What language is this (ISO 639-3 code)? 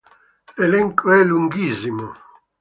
ita